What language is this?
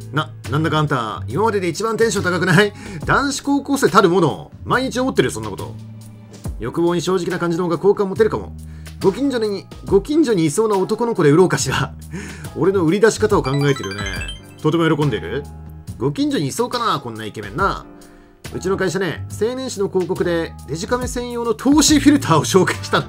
Japanese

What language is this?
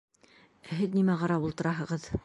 Bashkir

